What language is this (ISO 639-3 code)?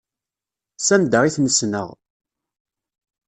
kab